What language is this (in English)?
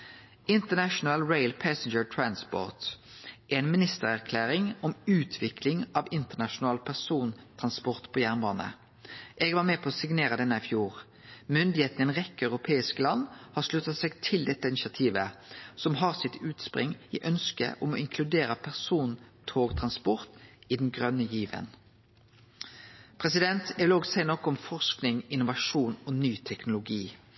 Norwegian Nynorsk